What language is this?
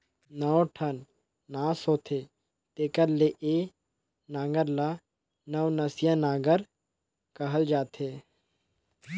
Chhattisgarhi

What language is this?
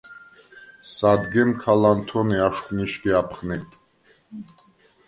Svan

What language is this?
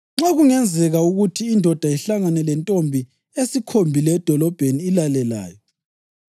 North Ndebele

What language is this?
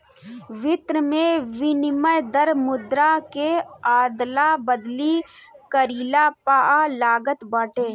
Bhojpuri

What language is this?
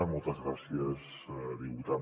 Catalan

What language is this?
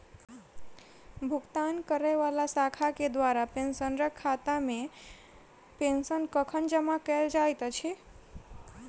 Maithili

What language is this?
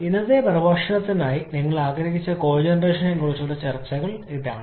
Malayalam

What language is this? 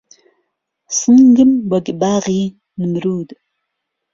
Central Kurdish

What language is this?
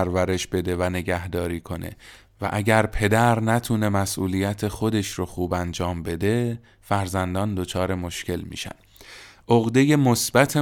Persian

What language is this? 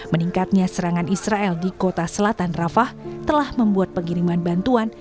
Indonesian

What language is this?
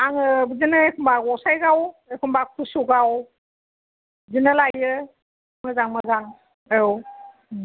Bodo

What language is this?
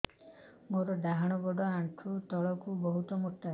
Odia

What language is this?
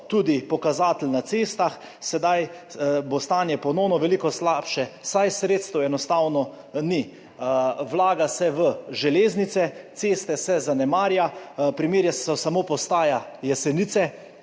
Slovenian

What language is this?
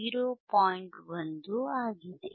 Kannada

